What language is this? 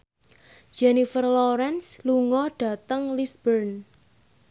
Javanese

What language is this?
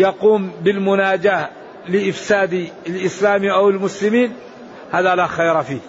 Arabic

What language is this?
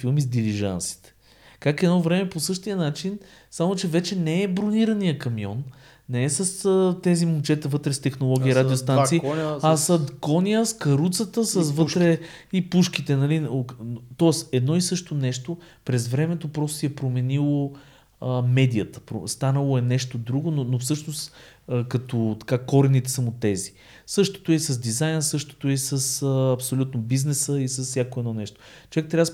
Bulgarian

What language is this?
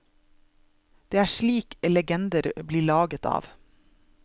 Norwegian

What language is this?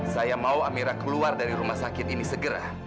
Indonesian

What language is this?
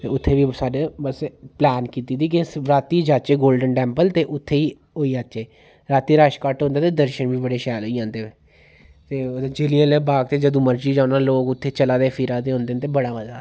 Dogri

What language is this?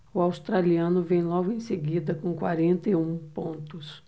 Portuguese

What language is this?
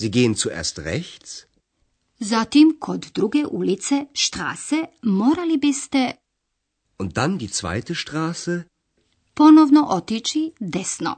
Croatian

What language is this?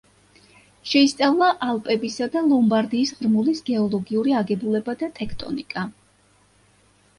Georgian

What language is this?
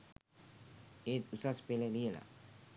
Sinhala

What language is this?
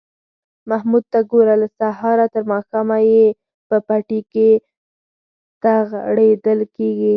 Pashto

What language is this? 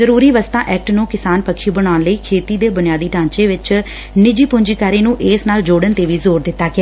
Punjabi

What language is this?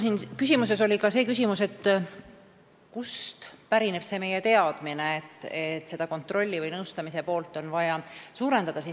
Estonian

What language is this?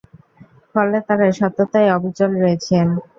Bangla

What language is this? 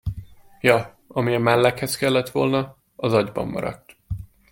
Hungarian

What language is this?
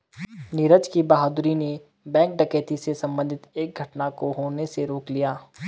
Hindi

